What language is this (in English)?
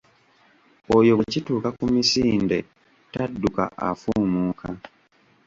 Ganda